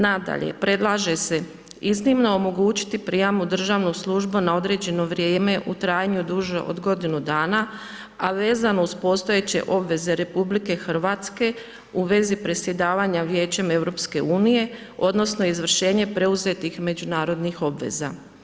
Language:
Croatian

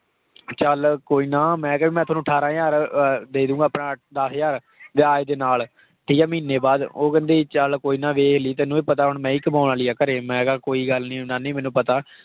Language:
Punjabi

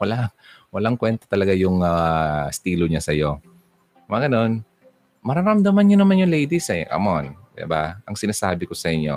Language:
Filipino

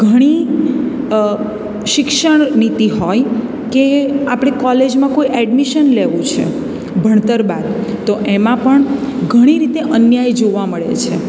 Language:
Gujarati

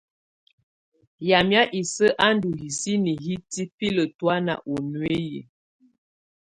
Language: Tunen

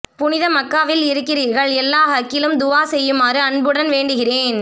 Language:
Tamil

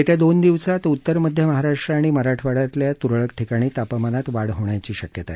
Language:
Marathi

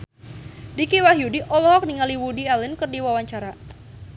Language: Sundanese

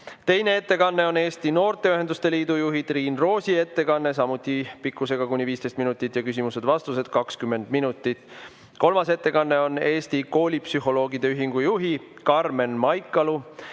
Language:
Estonian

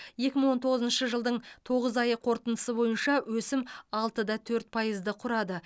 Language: Kazakh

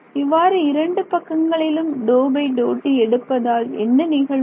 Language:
Tamil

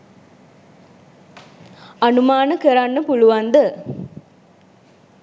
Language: Sinhala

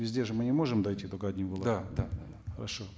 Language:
Kazakh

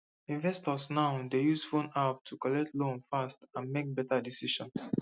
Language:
Nigerian Pidgin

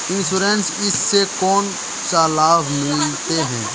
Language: Magahi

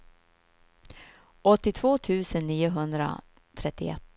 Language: Swedish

